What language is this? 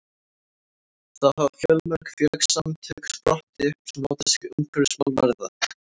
Icelandic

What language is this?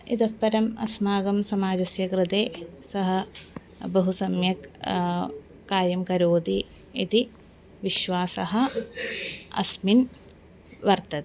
Sanskrit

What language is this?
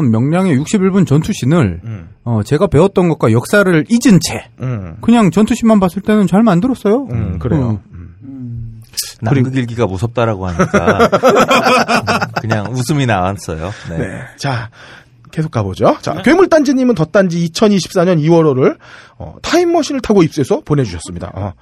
Korean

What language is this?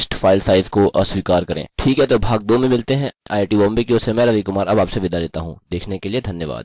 Hindi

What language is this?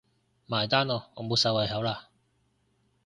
Cantonese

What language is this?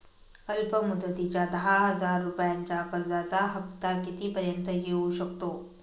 Marathi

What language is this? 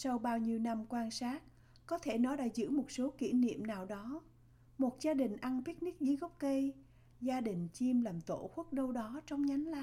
Vietnamese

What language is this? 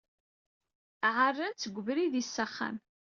Kabyle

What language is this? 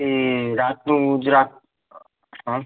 Gujarati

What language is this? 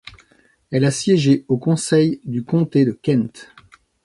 French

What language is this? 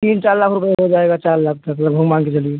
Hindi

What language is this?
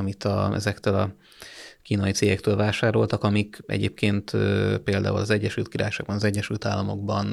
Hungarian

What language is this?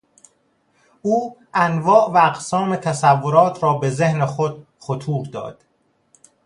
Persian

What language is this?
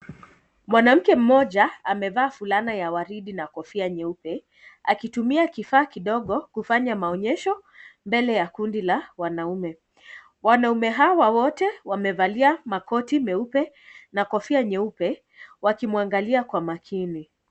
Swahili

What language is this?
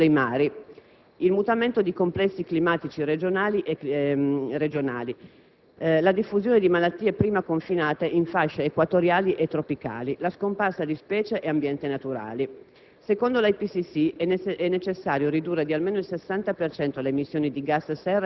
Italian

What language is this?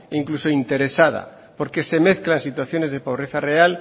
Spanish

